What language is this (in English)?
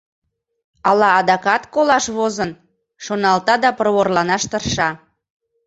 Mari